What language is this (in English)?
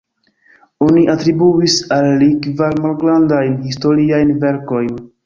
Esperanto